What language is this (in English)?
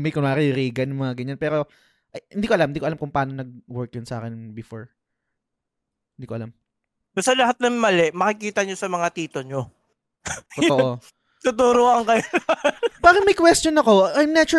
Filipino